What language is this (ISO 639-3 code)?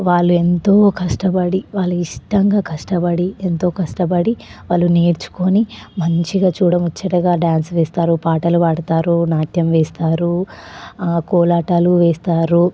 tel